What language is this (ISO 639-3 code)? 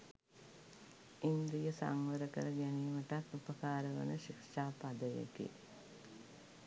sin